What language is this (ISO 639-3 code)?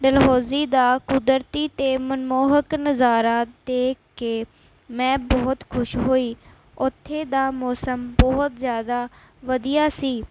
pan